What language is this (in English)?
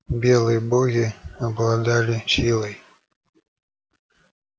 Russian